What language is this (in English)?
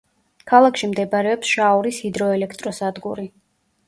Georgian